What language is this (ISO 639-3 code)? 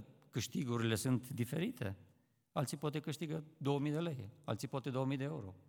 ron